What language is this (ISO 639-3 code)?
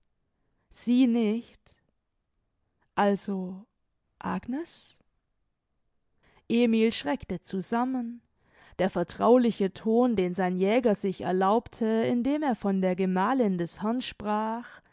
deu